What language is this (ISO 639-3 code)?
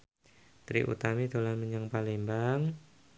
jav